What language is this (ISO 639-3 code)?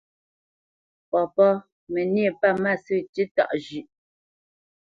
bce